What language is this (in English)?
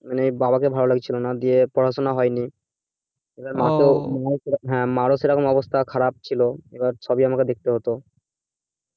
Bangla